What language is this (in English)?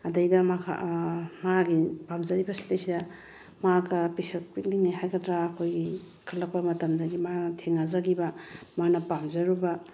Manipuri